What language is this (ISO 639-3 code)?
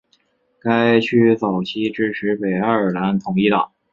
zho